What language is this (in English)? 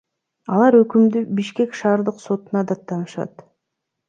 Kyrgyz